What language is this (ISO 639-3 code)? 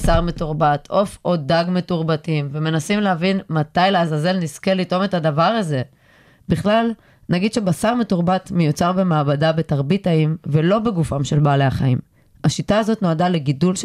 heb